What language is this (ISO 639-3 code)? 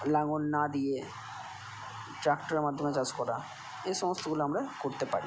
ben